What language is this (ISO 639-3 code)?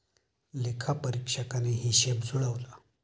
mar